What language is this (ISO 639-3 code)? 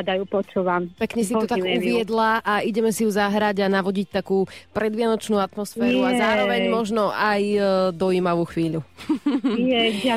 slk